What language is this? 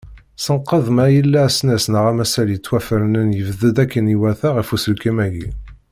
Kabyle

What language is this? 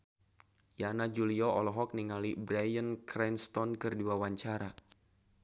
Sundanese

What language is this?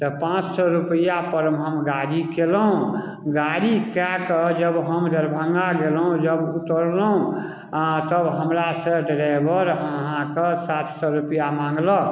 Maithili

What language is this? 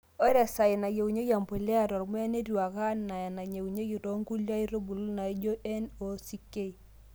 Masai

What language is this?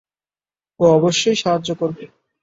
Bangla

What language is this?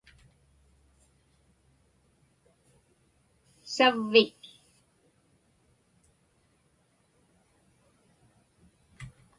Inupiaq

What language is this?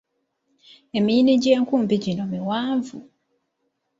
Ganda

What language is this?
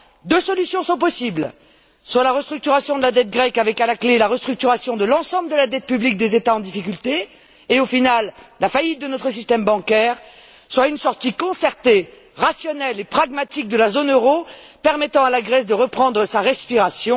French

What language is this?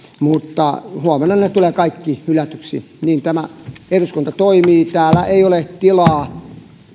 Finnish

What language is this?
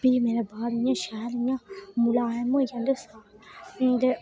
Dogri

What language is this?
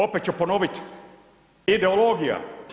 Croatian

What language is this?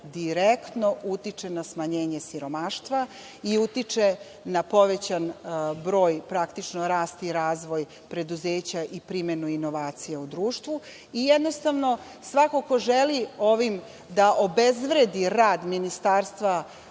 Serbian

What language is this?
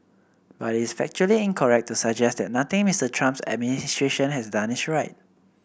English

